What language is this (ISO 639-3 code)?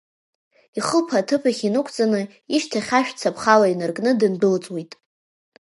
abk